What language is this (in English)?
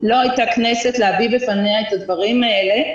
Hebrew